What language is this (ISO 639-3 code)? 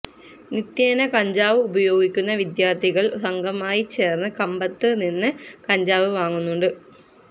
mal